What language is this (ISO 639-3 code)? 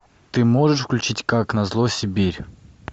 rus